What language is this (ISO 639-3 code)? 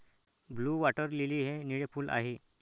mar